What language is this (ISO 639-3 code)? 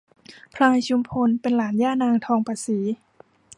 tha